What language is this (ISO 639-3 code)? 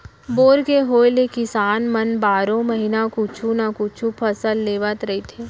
hne